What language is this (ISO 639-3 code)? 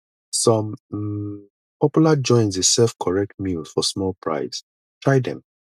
pcm